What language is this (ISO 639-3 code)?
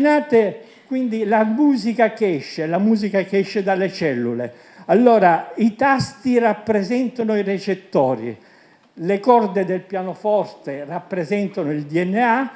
ita